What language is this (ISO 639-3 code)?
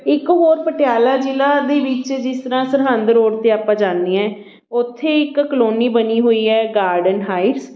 pan